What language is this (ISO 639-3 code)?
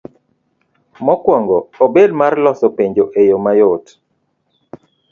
luo